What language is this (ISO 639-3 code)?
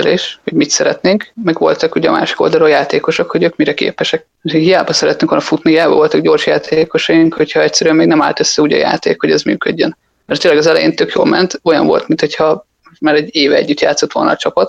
hun